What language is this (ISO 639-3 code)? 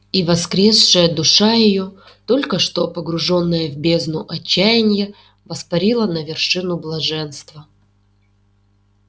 rus